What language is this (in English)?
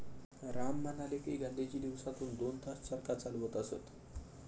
Marathi